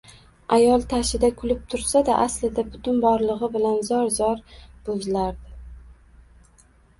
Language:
Uzbek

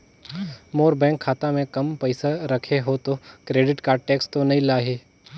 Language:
Chhattisgarhi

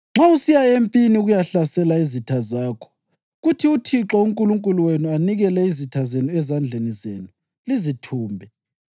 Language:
North Ndebele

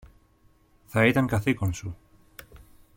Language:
Greek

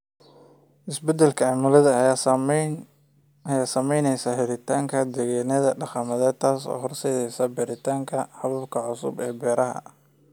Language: Somali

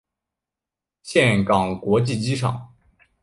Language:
Chinese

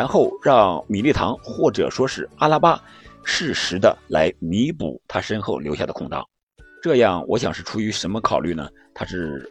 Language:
Chinese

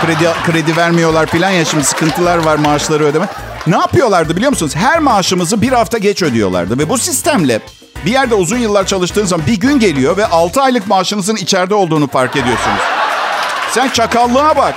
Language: Turkish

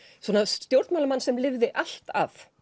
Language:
Icelandic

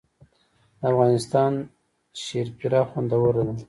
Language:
Pashto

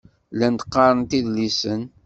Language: Kabyle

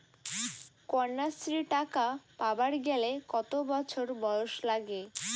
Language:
Bangla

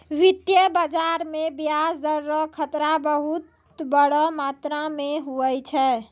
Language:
Maithili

